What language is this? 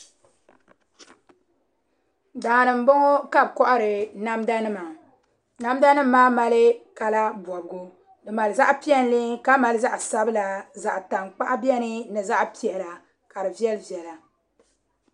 Dagbani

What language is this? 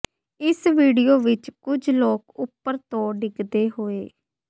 Punjabi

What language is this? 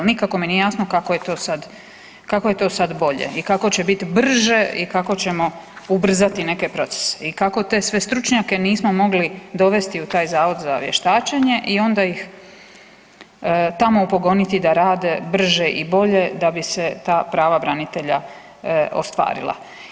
Croatian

